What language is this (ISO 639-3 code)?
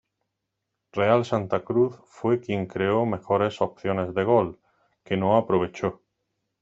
spa